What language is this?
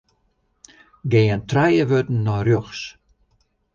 Western Frisian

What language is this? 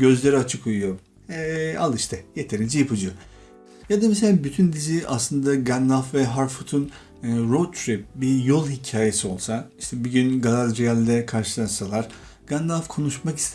Turkish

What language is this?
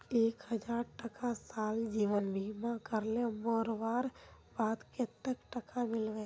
Magahi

